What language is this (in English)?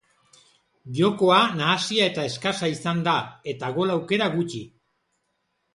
Basque